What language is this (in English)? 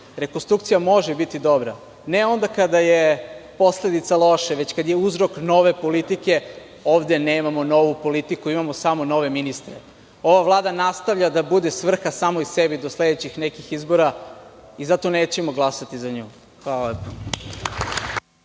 Serbian